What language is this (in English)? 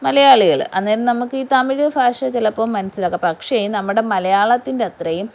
Malayalam